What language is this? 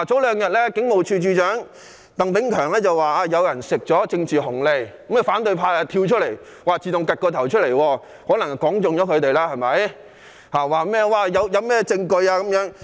Cantonese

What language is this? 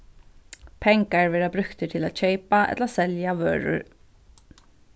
Faroese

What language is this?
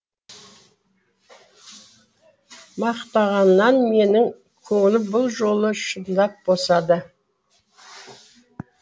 Kazakh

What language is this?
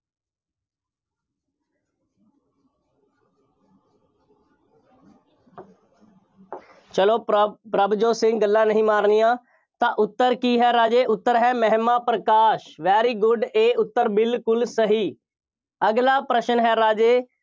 Punjabi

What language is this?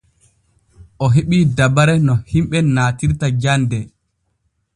Borgu Fulfulde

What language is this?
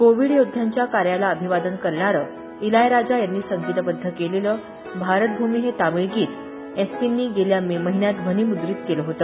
Marathi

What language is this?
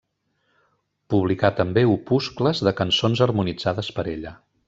Catalan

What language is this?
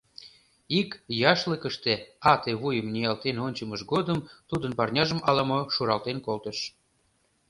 Mari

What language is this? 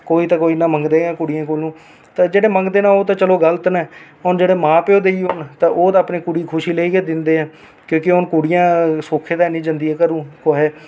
Dogri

